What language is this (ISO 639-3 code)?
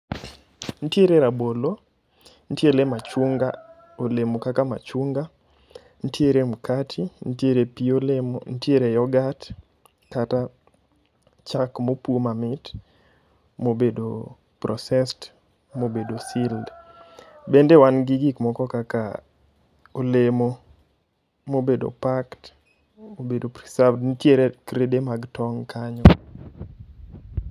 luo